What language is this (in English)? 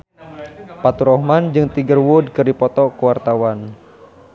Sundanese